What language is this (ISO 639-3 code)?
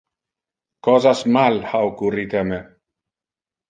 ina